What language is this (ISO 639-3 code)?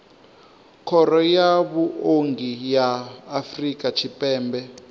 ven